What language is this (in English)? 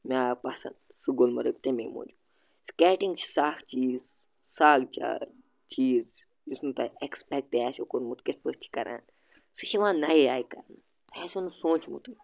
Kashmiri